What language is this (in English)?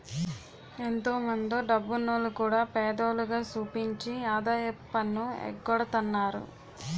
Telugu